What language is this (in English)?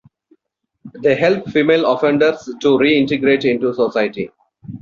English